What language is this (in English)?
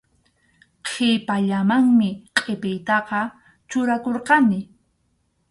Arequipa-La Unión Quechua